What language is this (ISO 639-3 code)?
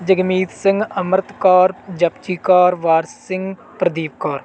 pan